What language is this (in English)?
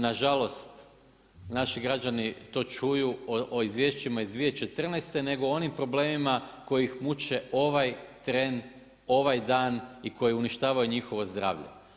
Croatian